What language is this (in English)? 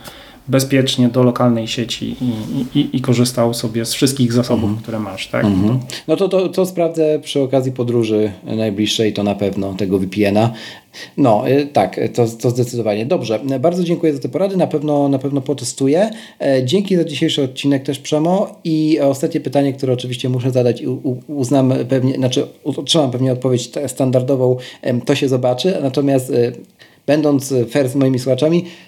Polish